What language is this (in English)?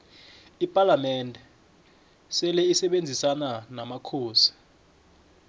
South Ndebele